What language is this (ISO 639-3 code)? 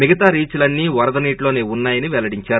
tel